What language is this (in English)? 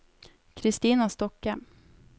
Norwegian